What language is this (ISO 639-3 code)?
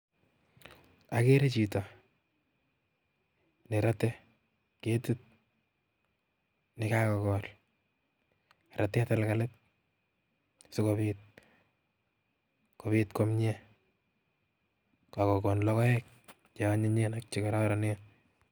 kln